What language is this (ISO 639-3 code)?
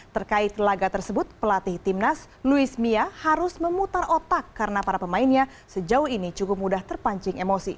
ind